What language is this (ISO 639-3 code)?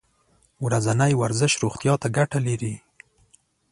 pus